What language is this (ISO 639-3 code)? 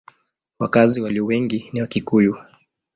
swa